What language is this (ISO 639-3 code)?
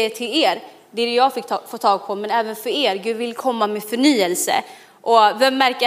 swe